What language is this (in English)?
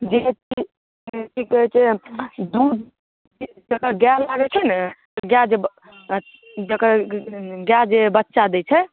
Maithili